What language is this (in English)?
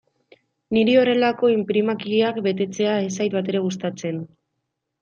Basque